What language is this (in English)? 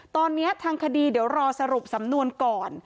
Thai